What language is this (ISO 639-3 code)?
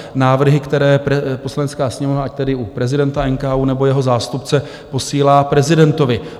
ces